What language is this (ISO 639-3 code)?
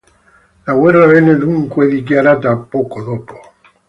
ita